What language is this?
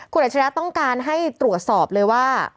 Thai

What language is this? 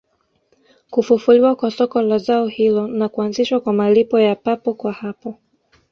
Swahili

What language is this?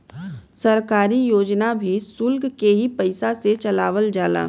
Bhojpuri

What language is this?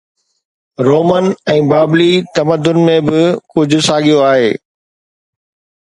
Sindhi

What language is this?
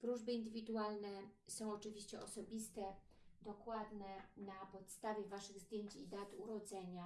Polish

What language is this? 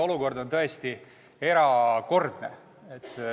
Estonian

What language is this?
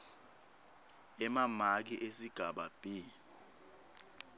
Swati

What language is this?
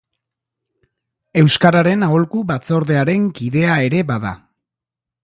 Basque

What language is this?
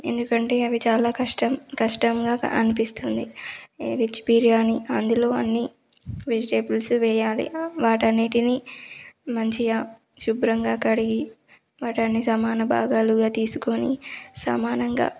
Telugu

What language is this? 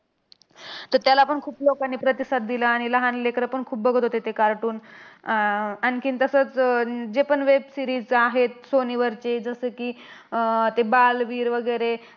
Marathi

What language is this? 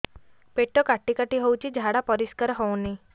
Odia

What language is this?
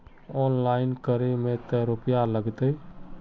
Magahi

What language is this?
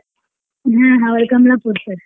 Kannada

